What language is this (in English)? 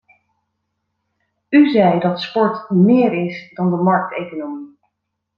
Dutch